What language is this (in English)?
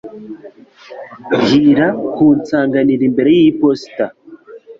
Kinyarwanda